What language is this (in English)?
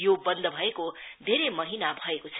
Nepali